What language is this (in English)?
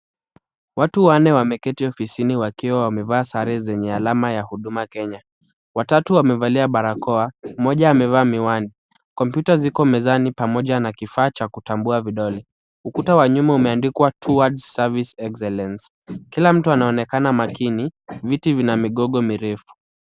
Swahili